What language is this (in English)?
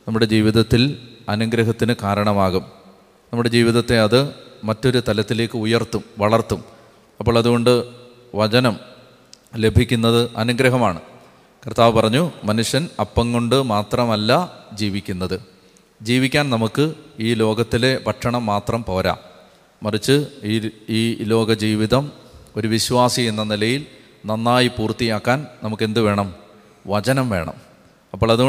Malayalam